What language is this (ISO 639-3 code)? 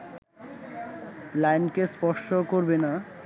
ben